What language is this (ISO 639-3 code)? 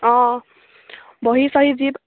asm